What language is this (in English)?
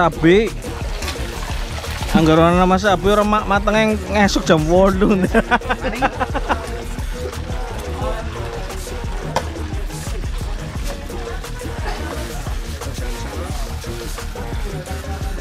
Indonesian